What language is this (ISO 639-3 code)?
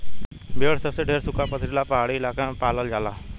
bho